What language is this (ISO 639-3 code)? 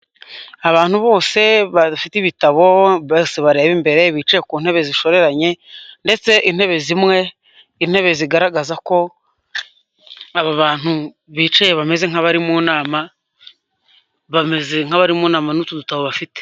kin